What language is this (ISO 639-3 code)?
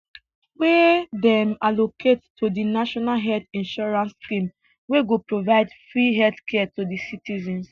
pcm